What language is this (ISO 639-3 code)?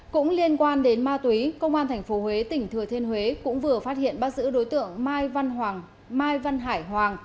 vie